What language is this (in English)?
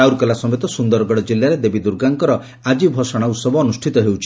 Odia